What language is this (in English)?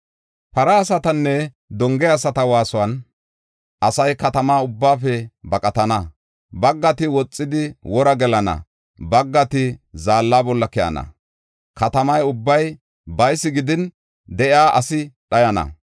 Gofa